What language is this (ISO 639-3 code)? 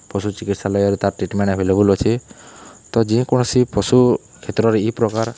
ori